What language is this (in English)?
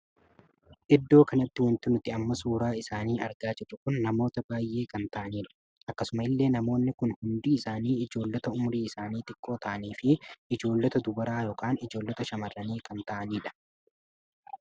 Oromo